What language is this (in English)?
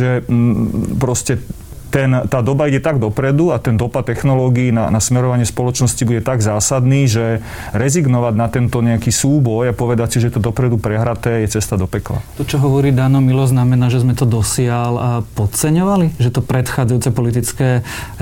Slovak